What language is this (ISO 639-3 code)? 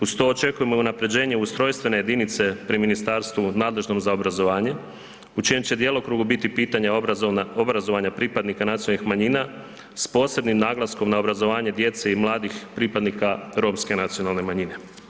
hrv